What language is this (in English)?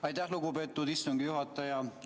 Estonian